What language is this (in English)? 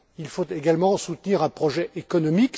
French